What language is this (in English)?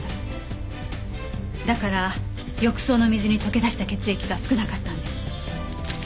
Japanese